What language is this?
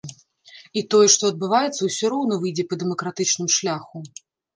Belarusian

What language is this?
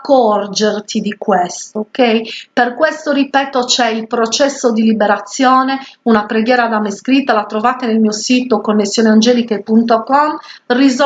Italian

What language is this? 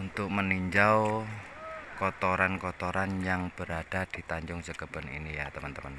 Indonesian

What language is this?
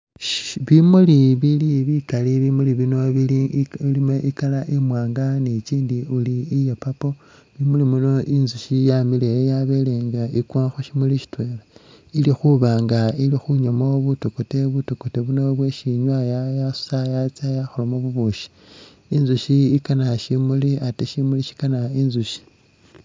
Masaaba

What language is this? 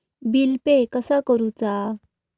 Marathi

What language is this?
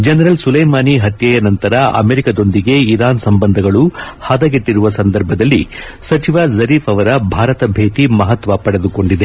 Kannada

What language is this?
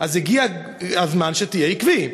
Hebrew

